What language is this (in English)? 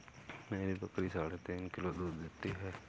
Hindi